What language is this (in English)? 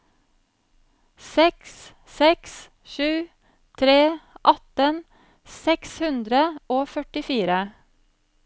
Norwegian